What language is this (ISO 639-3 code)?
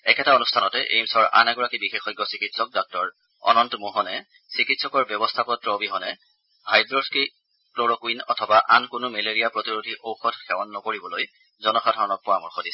asm